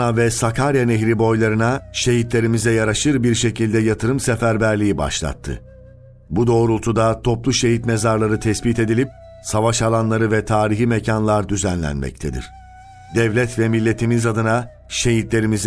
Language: Turkish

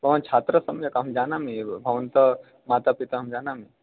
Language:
Sanskrit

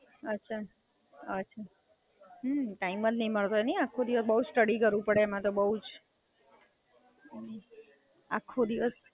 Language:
Gujarati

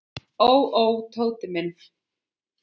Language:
Icelandic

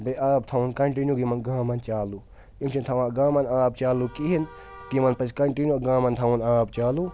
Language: Kashmiri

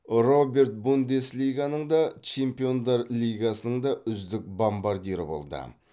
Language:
Kazakh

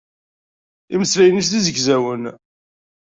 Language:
Kabyle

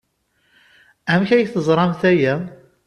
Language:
Kabyle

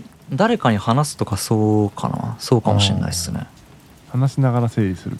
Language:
Japanese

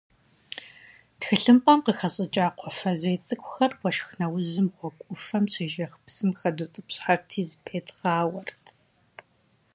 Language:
Kabardian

